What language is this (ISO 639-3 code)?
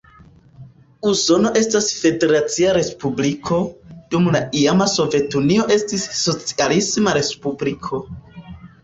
epo